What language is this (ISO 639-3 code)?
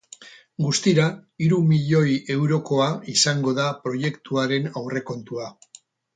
eus